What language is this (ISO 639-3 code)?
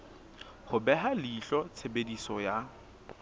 sot